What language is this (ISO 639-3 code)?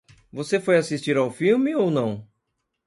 por